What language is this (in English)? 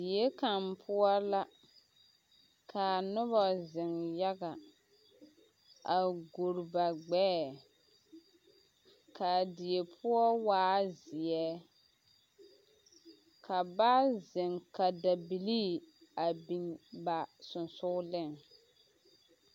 Southern Dagaare